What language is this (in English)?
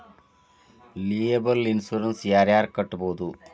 Kannada